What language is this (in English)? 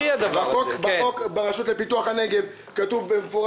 Hebrew